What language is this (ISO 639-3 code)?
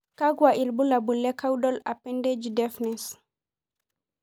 mas